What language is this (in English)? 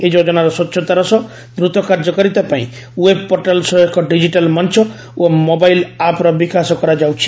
Odia